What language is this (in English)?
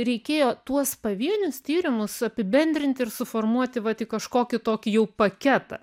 Lithuanian